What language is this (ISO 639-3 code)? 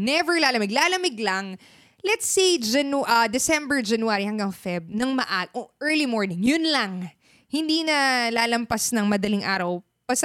fil